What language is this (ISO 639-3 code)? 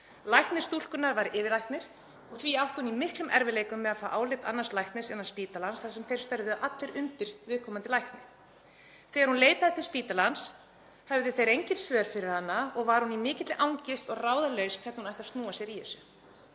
isl